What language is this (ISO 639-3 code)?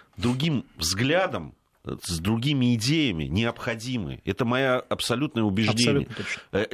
rus